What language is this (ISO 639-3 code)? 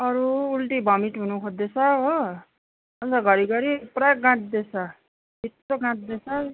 nep